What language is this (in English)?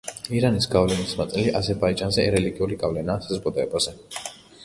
Georgian